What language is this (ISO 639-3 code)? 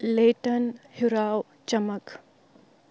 kas